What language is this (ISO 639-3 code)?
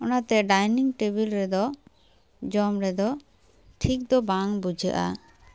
sat